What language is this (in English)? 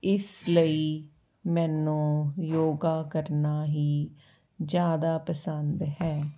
Punjabi